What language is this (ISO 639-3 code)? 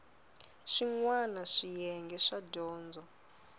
tso